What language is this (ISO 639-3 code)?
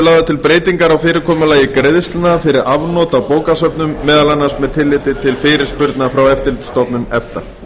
isl